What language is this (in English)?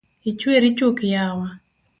Luo (Kenya and Tanzania)